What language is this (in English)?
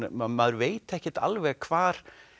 Icelandic